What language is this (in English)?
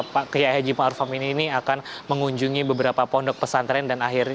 Indonesian